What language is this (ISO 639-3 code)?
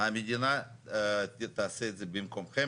heb